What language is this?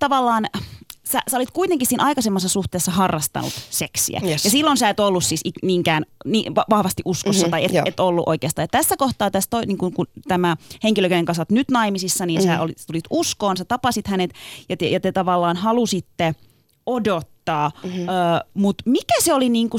Finnish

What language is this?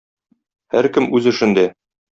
Tatar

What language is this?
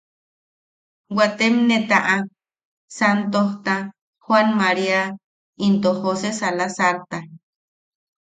Yaqui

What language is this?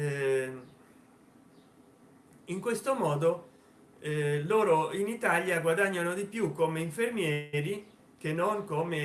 Italian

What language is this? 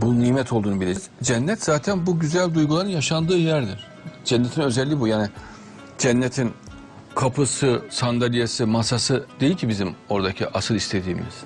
Turkish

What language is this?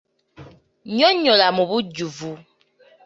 Ganda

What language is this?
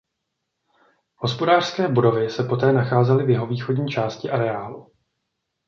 Czech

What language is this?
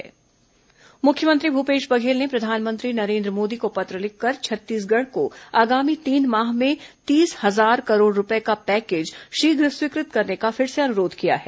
Hindi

